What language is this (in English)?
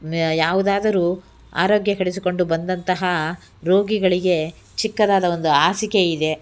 Kannada